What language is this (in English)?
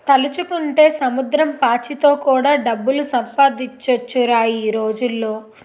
Telugu